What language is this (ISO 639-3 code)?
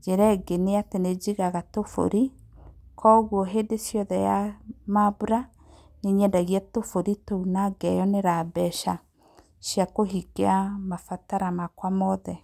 kik